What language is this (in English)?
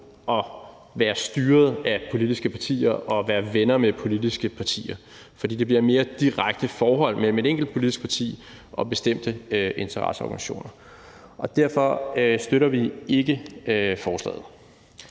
Danish